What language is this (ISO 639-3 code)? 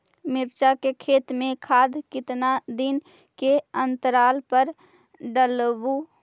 mag